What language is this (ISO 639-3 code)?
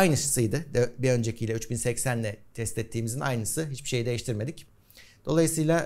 tur